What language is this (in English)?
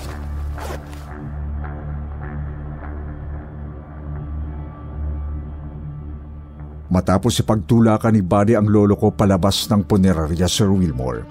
Filipino